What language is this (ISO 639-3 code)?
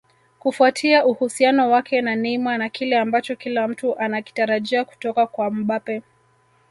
swa